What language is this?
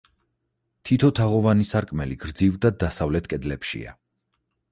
Georgian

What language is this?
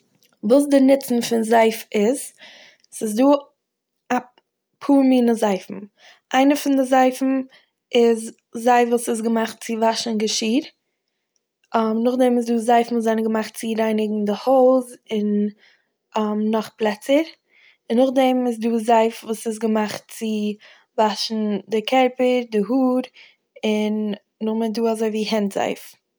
Yiddish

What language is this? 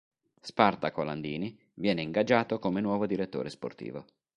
Italian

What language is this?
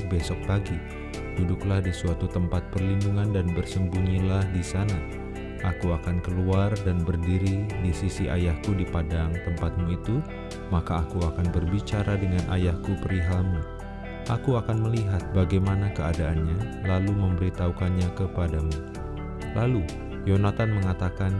Indonesian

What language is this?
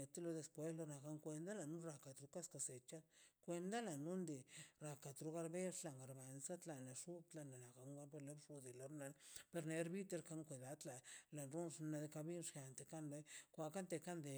Mazaltepec Zapotec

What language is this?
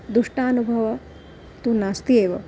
Sanskrit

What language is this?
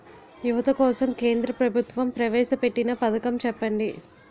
Telugu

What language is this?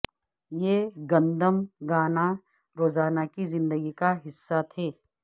Urdu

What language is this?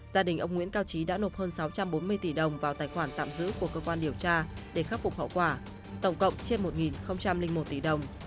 Vietnamese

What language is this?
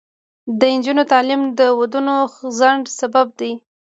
Pashto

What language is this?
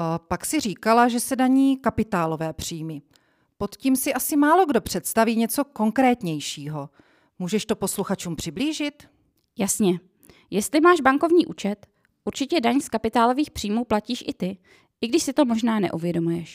Czech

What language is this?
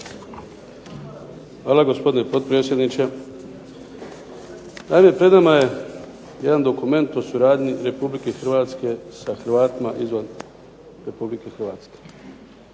Croatian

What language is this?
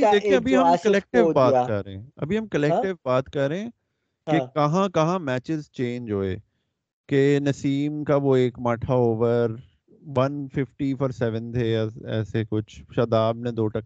Urdu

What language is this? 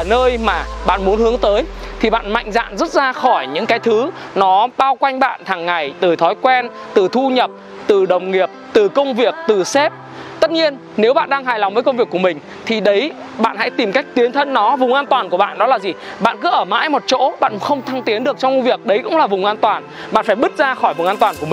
Vietnamese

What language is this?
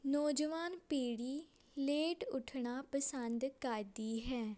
Punjabi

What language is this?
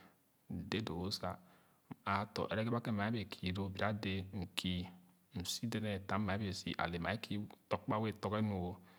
Khana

